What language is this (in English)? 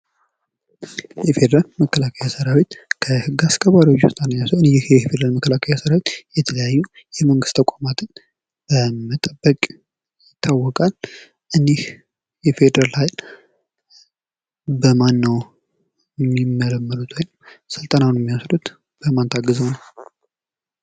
Amharic